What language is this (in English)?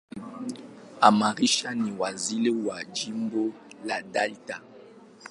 Swahili